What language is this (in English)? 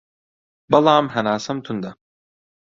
Central Kurdish